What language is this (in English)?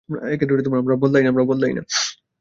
Bangla